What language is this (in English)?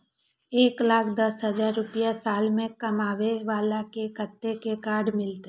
Maithili